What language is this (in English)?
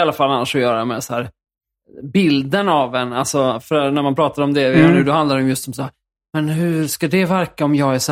Swedish